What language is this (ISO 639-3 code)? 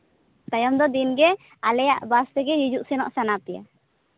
sat